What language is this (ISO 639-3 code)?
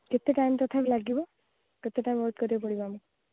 ori